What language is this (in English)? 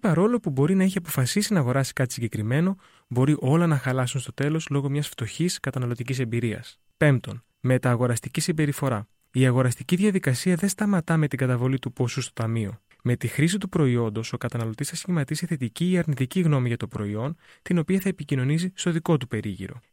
Greek